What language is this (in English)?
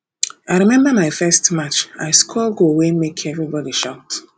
Nigerian Pidgin